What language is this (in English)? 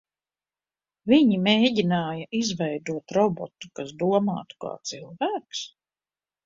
Latvian